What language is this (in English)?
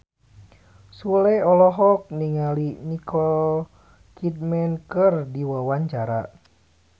Sundanese